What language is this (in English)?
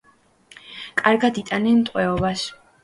Georgian